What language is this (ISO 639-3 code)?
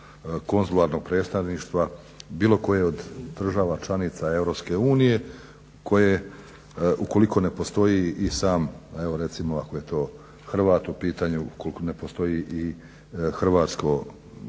hrv